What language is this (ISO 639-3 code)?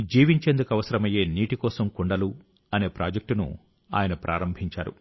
tel